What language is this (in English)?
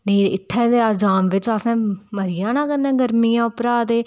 Dogri